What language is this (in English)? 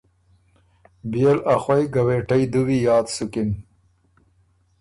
Ormuri